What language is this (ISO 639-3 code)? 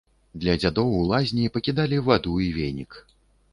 bel